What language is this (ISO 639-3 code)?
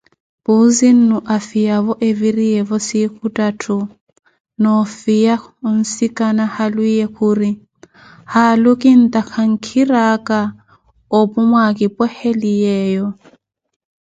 eko